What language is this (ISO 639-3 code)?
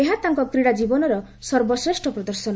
ori